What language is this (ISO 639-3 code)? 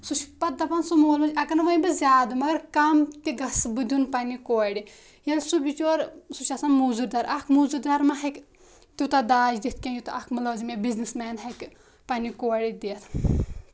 kas